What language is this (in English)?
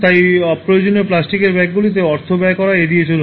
Bangla